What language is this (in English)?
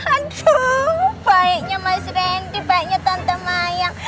Indonesian